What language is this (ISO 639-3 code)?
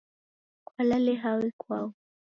dav